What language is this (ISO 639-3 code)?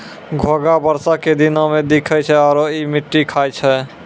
mai